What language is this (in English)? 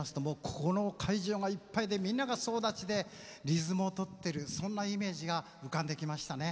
Japanese